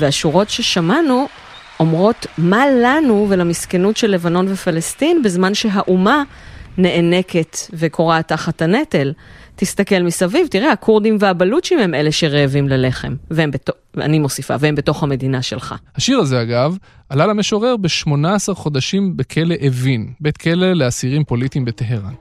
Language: Hebrew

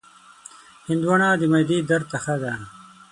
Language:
Pashto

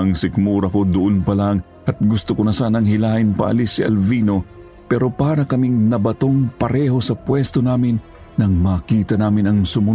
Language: Filipino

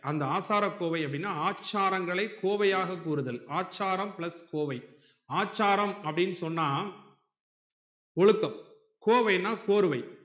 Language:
Tamil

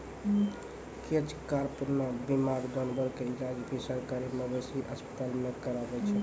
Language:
Maithili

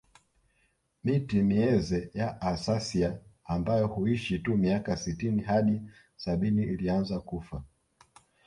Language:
Swahili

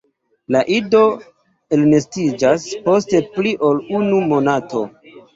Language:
Esperanto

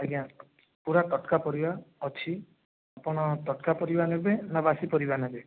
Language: Odia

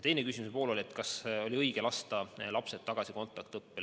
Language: Estonian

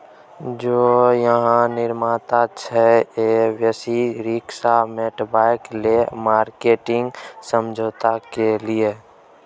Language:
Maithili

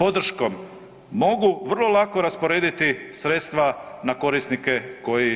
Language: Croatian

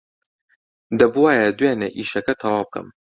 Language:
Central Kurdish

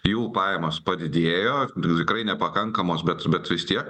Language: Lithuanian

